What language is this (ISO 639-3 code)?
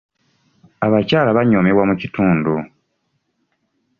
lug